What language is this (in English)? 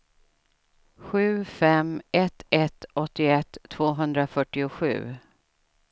Swedish